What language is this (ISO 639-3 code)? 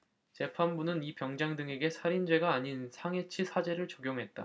kor